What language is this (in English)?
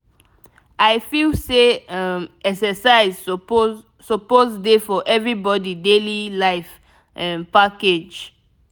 Nigerian Pidgin